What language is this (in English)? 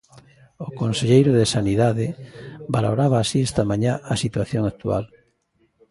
Galician